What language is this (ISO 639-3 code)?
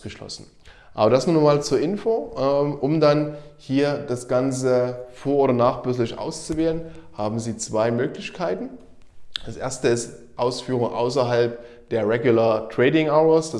deu